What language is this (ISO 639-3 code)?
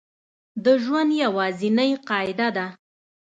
pus